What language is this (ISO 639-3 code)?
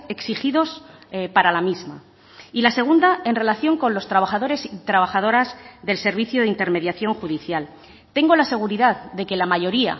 spa